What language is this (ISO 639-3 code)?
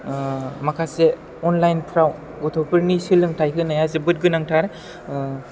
brx